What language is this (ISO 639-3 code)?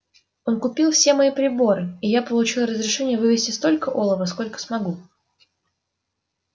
rus